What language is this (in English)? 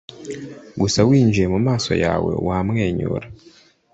Kinyarwanda